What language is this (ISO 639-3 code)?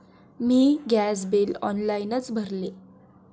mar